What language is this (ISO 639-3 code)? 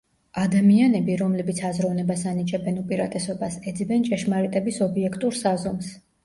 kat